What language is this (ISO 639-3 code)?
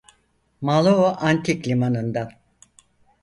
tur